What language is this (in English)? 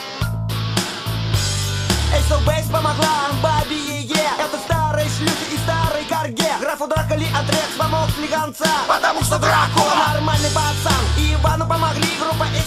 Russian